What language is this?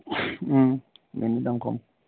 Bodo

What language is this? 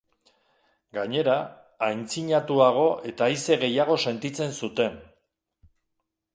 Basque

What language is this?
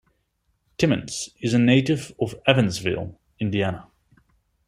English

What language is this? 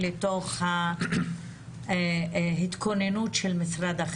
Hebrew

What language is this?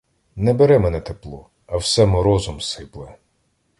Ukrainian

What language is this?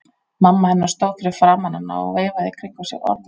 Icelandic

